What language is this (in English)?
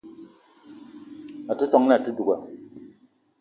Eton (Cameroon)